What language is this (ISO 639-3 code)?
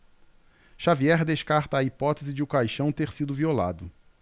por